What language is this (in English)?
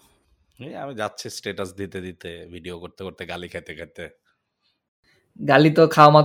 Bangla